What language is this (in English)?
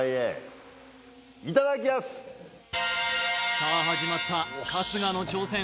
Japanese